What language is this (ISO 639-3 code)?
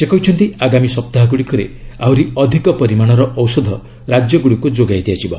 ori